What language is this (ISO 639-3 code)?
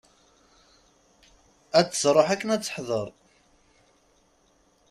kab